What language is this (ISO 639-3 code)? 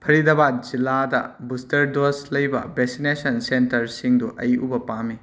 mni